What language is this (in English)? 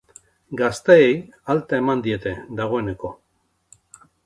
Basque